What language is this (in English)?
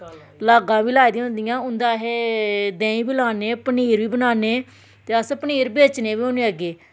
Dogri